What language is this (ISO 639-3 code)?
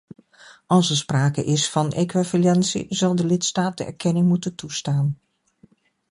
nld